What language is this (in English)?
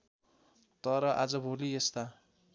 Nepali